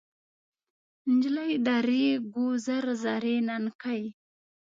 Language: Pashto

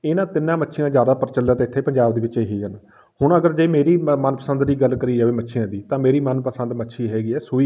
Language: Punjabi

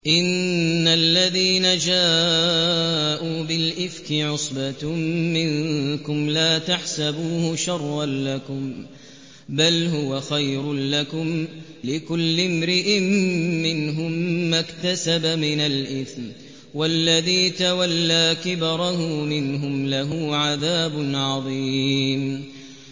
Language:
Arabic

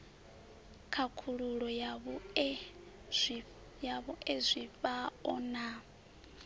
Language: Venda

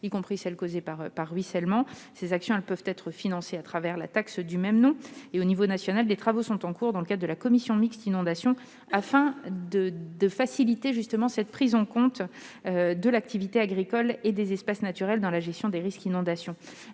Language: French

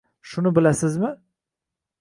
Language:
Uzbek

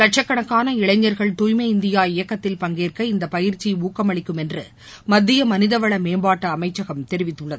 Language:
Tamil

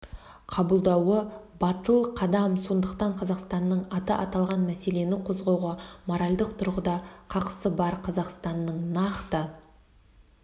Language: Kazakh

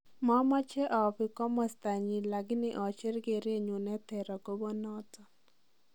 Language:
Kalenjin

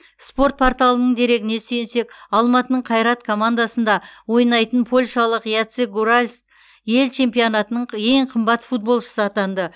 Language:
Kazakh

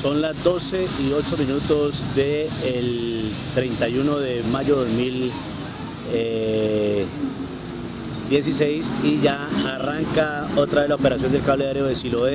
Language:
Spanish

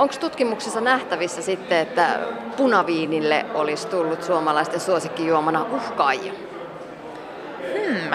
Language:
Finnish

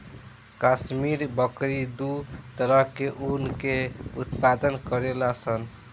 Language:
Bhojpuri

